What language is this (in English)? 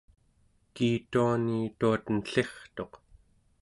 Central Yupik